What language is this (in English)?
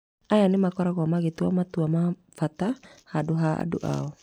Kikuyu